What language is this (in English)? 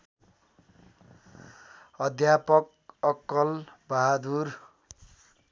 Nepali